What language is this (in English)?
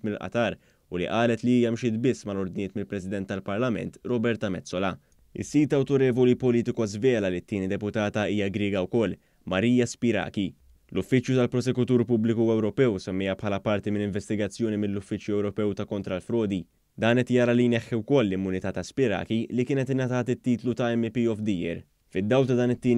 Romanian